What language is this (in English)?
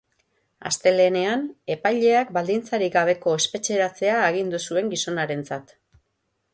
Basque